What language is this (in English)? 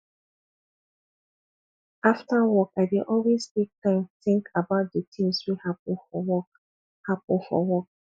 Nigerian Pidgin